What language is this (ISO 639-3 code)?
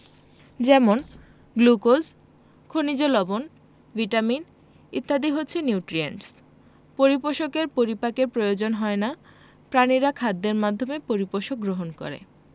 ben